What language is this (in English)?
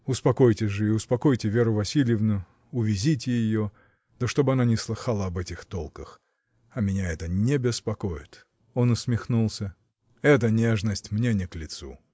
Russian